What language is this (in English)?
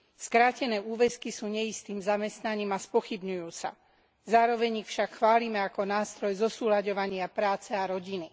Slovak